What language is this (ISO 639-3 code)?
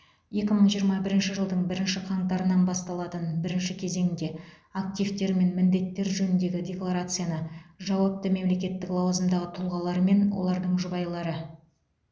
kaz